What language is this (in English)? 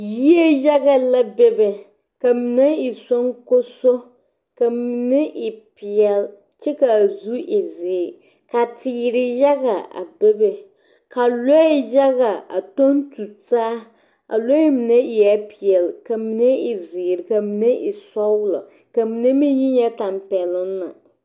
Southern Dagaare